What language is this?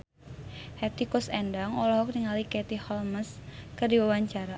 Sundanese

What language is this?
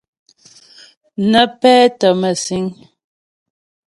Ghomala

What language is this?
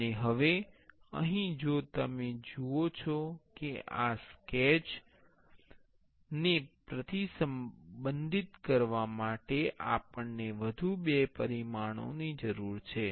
Gujarati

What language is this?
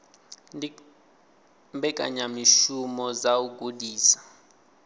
Venda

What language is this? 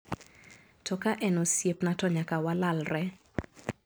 Luo (Kenya and Tanzania)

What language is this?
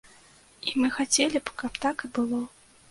Belarusian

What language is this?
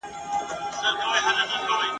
Pashto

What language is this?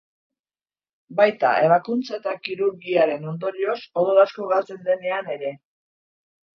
Basque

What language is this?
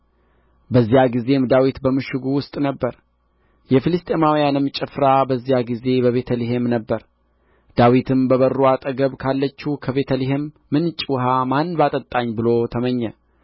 Amharic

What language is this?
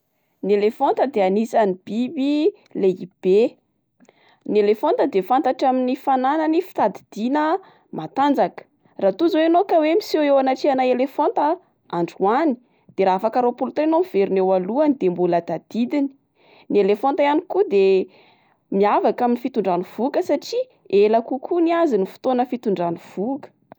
Malagasy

